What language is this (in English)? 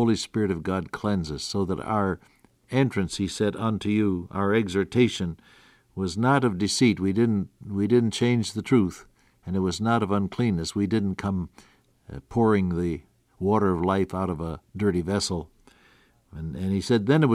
English